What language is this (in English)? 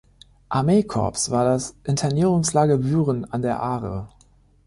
German